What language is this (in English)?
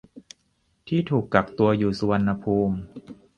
Thai